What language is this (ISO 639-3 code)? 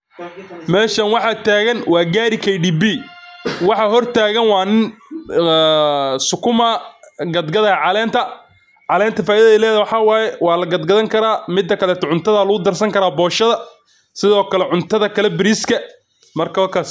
som